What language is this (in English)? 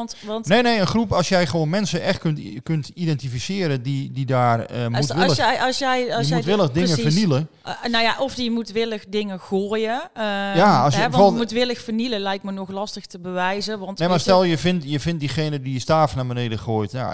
Dutch